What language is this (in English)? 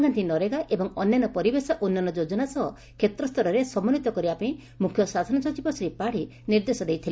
Odia